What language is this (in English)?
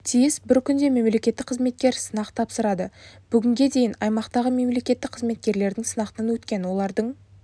Kazakh